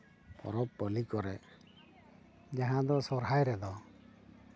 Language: Santali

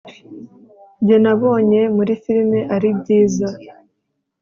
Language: Kinyarwanda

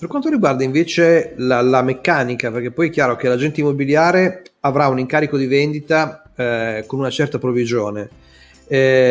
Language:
Italian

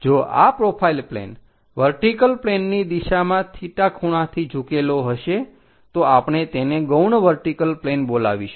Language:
Gujarati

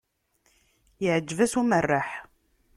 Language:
Kabyle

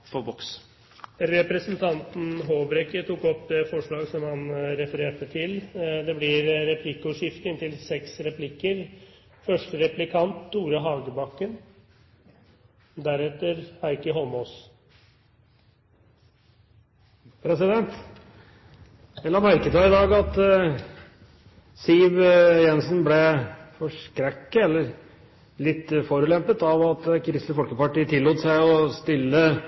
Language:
Norwegian Bokmål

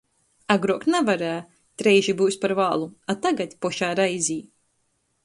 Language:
Latgalian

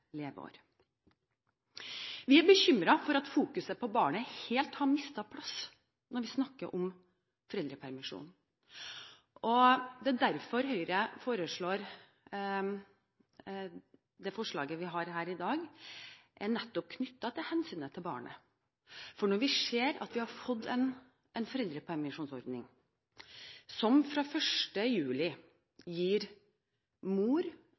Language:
Norwegian Bokmål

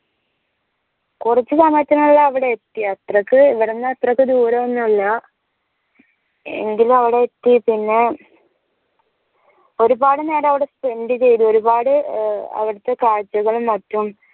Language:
Malayalam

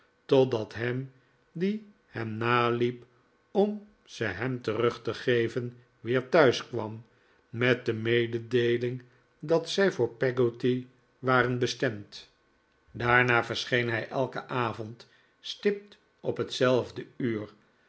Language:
Dutch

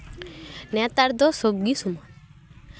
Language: Santali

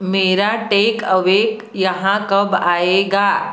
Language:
Hindi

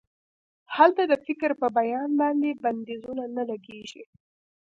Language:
Pashto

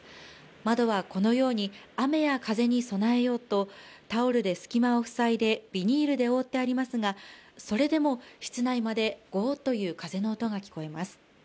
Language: Japanese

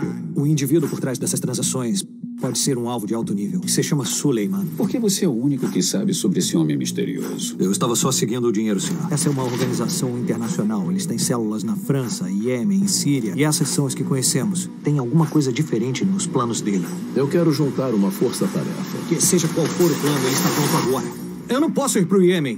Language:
Portuguese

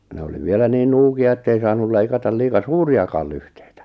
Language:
Finnish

